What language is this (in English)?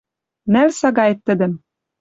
Western Mari